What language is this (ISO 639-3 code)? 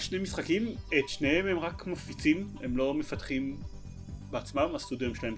heb